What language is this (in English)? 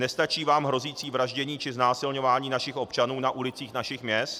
Czech